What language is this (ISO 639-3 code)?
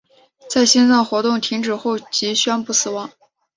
zho